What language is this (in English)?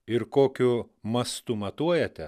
Lithuanian